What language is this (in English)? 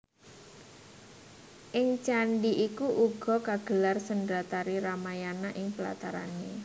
Javanese